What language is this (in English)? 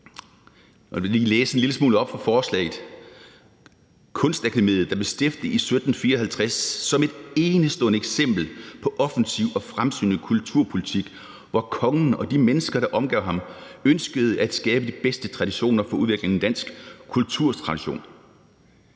Danish